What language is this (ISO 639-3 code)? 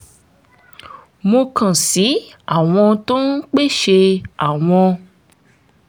yor